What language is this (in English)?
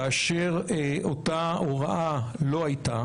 Hebrew